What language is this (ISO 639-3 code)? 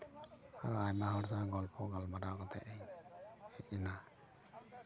sat